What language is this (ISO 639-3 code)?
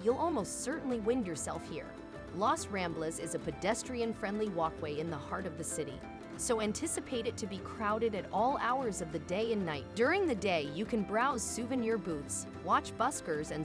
eng